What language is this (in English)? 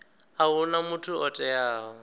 Venda